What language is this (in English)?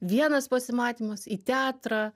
Lithuanian